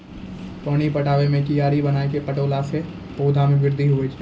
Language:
Maithili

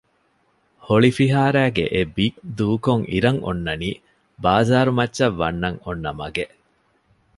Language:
Divehi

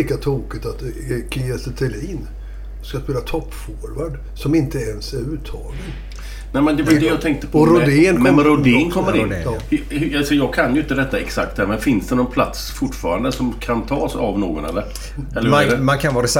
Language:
Swedish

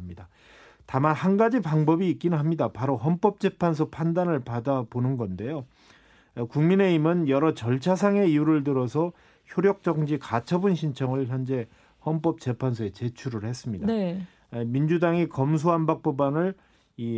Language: Korean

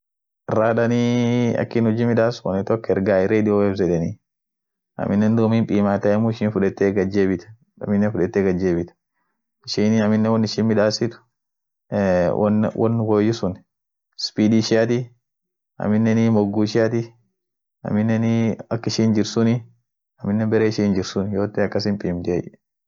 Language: Orma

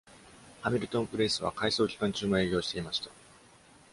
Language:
Japanese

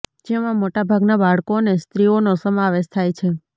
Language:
Gujarati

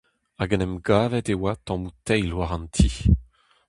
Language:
Breton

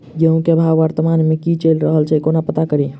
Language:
Maithili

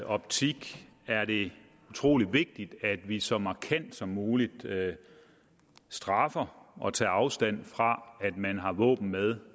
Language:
Danish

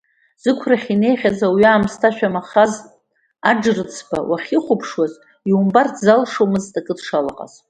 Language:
Abkhazian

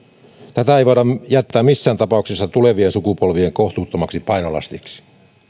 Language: Finnish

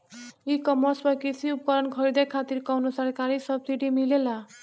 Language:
Bhojpuri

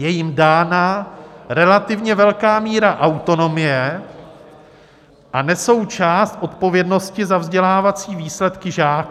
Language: Czech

